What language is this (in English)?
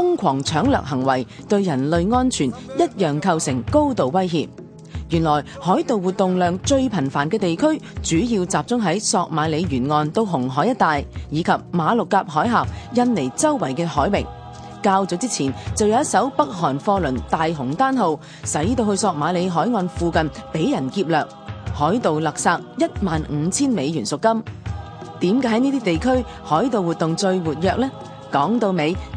Chinese